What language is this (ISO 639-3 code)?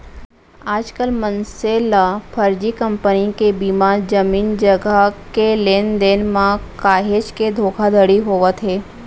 hne